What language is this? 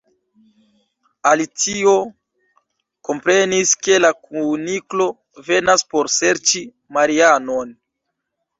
Esperanto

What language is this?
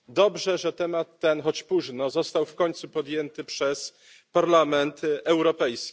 Polish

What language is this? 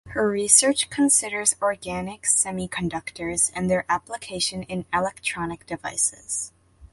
English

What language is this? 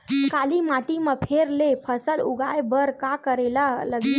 Chhattisgarhi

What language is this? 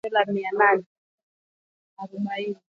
Swahili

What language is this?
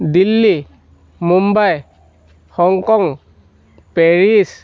Assamese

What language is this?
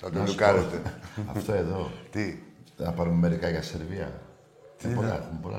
Greek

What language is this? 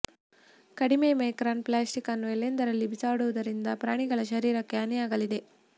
Kannada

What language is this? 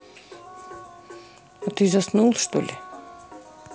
Russian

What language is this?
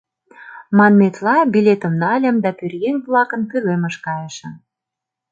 Mari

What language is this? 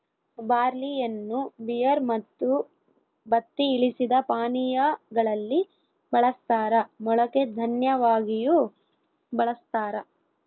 Kannada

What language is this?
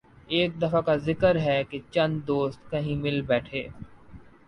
Urdu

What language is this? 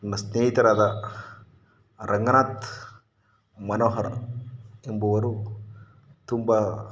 Kannada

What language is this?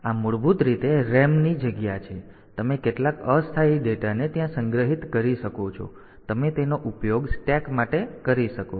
Gujarati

